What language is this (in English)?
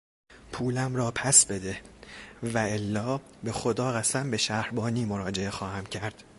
Persian